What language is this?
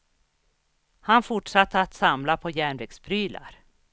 Swedish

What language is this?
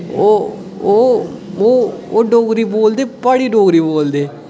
Dogri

